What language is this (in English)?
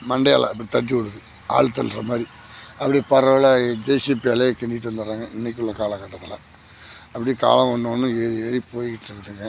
Tamil